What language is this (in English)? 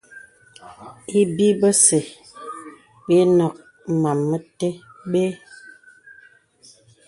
Bebele